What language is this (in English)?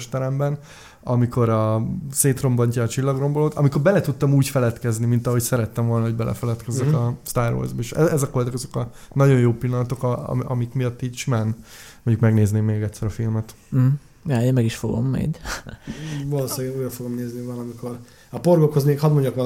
Hungarian